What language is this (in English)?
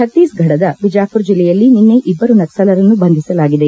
Kannada